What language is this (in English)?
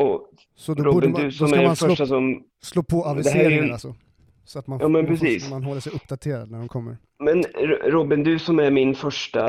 Swedish